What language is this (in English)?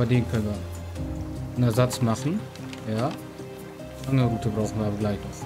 German